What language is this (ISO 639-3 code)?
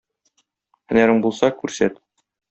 tat